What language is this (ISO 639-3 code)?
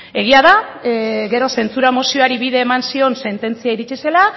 eus